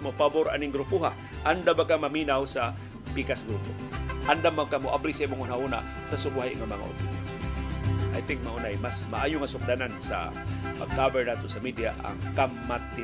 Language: Filipino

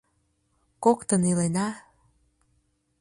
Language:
Mari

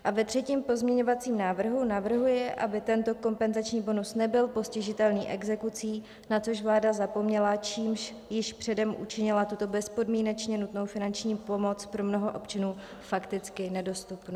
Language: Czech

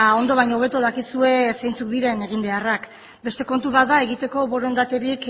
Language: Basque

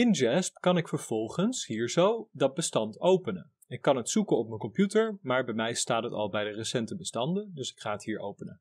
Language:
Dutch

